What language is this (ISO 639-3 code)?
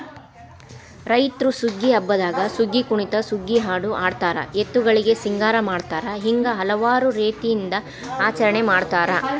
kan